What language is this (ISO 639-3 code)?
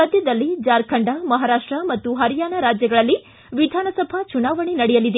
kan